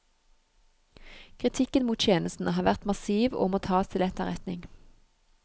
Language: Norwegian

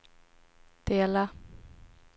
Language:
Swedish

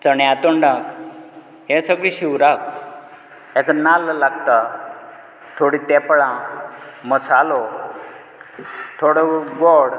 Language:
Konkani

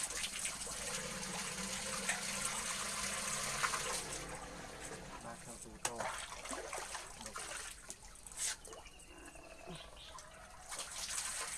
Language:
Vietnamese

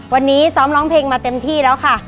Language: Thai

